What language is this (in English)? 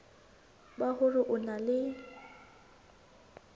Southern Sotho